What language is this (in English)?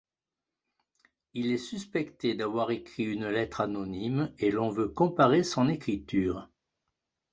French